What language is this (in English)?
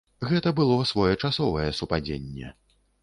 Belarusian